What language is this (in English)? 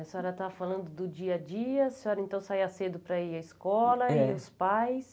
Portuguese